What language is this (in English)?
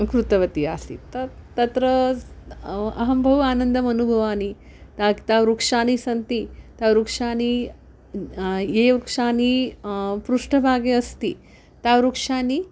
Sanskrit